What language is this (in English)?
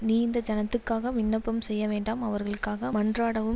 Tamil